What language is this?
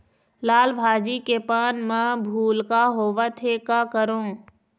Chhattisgarhi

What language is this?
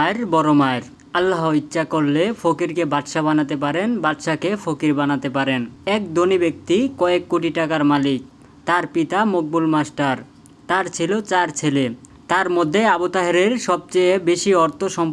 Turkish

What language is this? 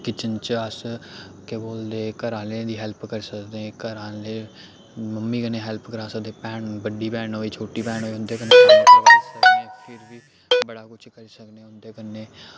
Dogri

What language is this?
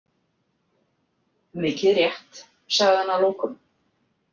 Icelandic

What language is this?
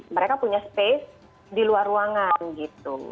Indonesian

